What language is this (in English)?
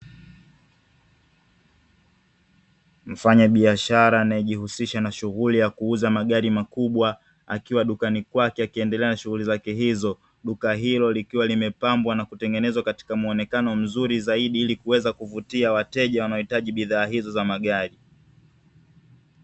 Swahili